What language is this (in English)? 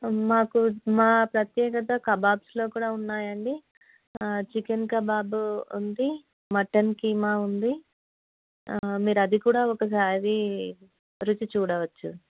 Telugu